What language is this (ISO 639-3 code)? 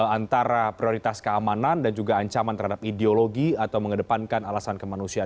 ind